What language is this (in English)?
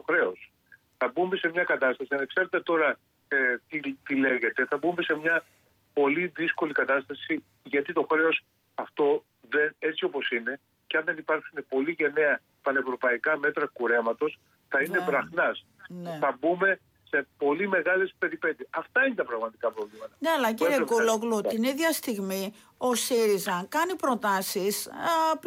Greek